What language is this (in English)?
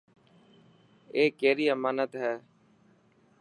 Dhatki